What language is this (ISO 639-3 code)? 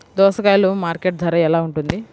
tel